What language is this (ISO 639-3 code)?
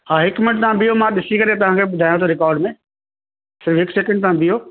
snd